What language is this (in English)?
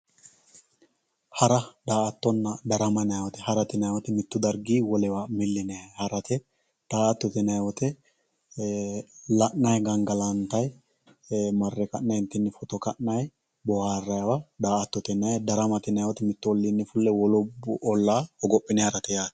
Sidamo